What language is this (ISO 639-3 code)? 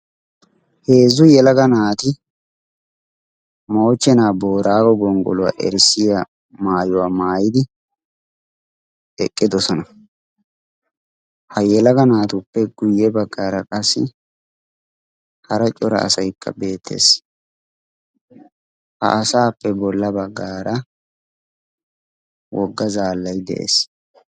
wal